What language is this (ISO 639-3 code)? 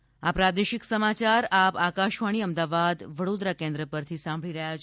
guj